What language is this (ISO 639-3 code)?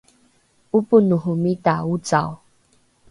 dru